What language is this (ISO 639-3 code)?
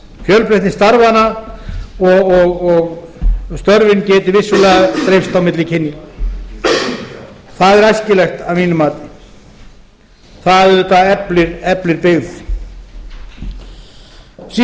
isl